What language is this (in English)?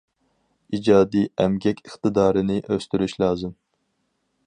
Uyghur